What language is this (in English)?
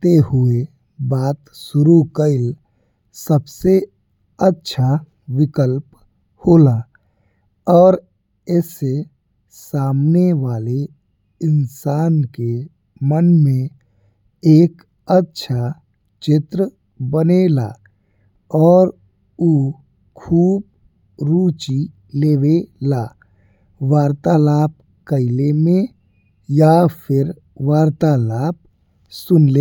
Bhojpuri